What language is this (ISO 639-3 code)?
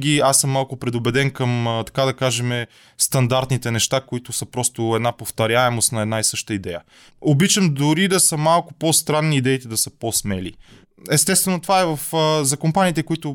bul